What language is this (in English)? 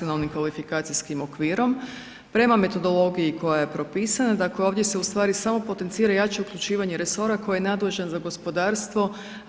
Croatian